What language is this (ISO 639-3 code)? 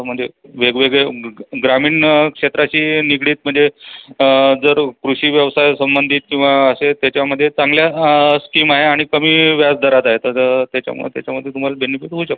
mar